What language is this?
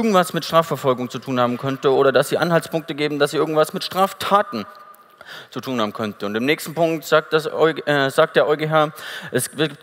German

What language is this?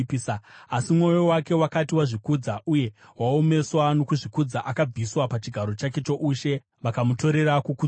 Shona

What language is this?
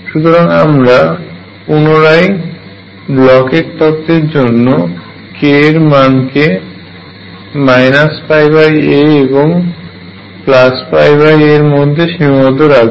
Bangla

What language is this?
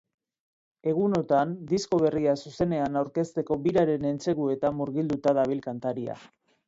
Basque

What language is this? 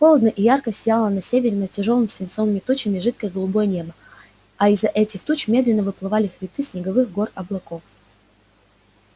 Russian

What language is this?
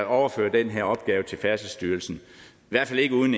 Danish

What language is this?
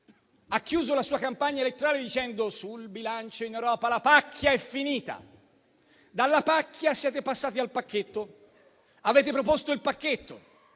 Italian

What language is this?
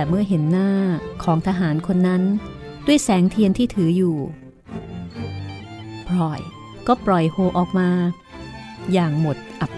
Thai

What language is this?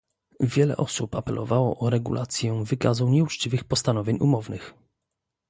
Polish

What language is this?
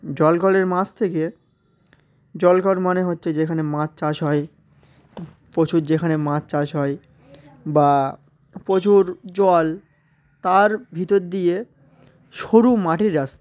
Bangla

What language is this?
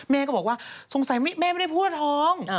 Thai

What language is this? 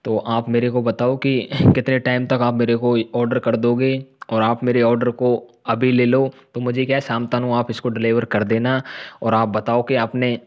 Hindi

